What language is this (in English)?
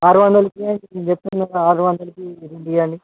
Telugu